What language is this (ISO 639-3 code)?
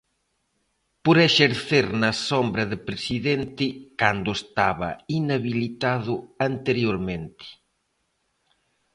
glg